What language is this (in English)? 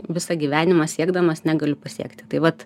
Lithuanian